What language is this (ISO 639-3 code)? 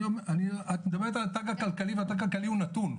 heb